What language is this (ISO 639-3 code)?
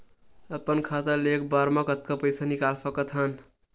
hne